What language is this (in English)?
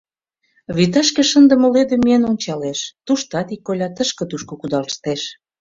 Mari